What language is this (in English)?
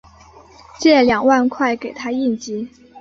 Chinese